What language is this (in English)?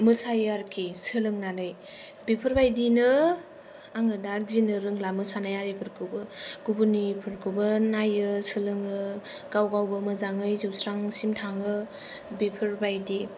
Bodo